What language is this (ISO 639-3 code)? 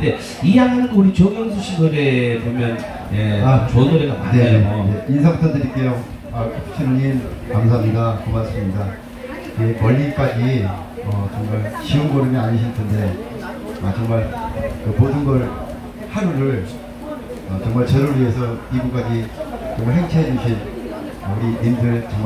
kor